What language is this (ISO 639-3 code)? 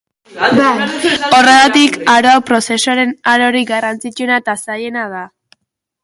eus